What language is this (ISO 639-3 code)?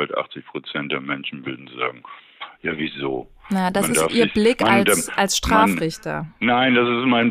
deu